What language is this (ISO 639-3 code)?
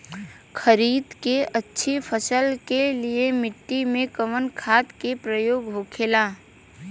bho